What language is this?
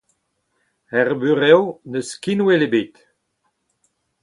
Breton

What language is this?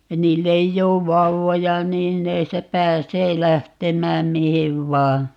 Finnish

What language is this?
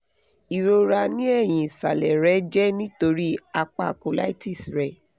Yoruba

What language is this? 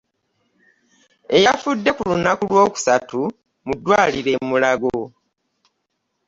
Ganda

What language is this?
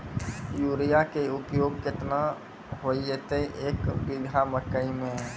Maithili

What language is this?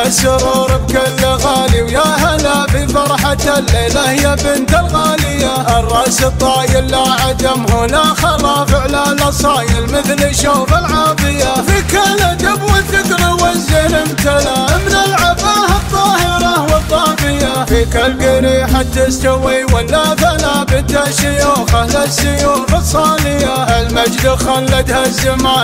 Arabic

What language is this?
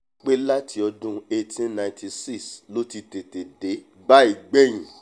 Yoruba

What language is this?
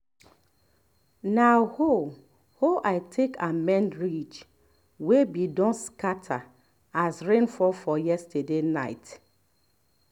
Nigerian Pidgin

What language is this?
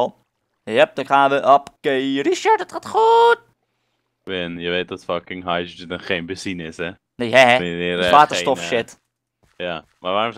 Dutch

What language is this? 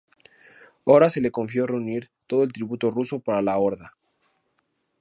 Spanish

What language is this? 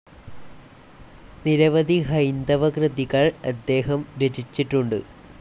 Malayalam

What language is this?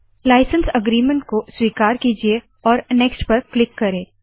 Hindi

